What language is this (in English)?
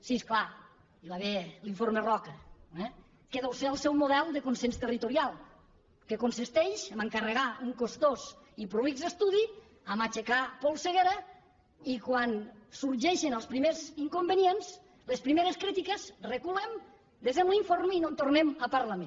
Catalan